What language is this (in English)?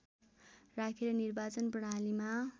Nepali